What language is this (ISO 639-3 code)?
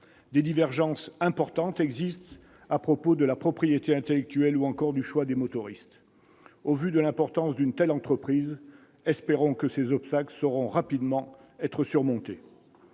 fra